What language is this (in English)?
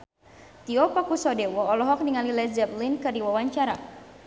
Sundanese